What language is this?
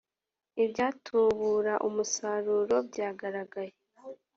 Kinyarwanda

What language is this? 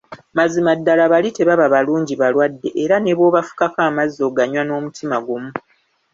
Ganda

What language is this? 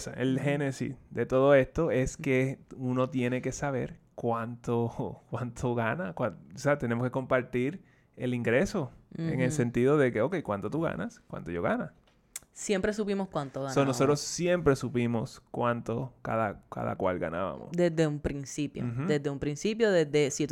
Spanish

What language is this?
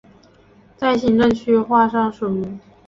Chinese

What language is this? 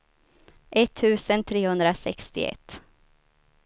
Swedish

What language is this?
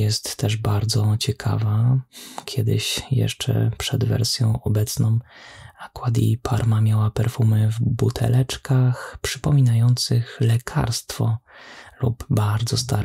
Polish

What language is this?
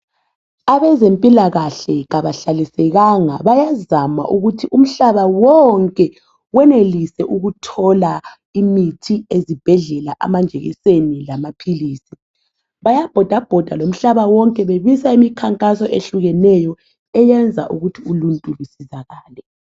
North Ndebele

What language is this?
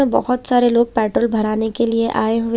Hindi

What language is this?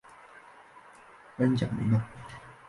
Chinese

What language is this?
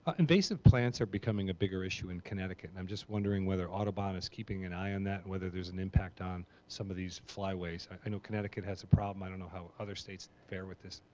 English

